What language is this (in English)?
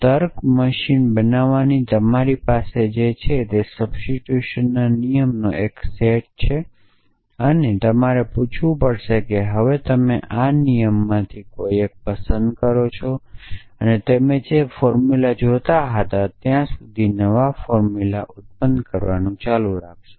Gujarati